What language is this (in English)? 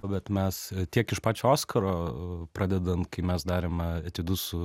Lithuanian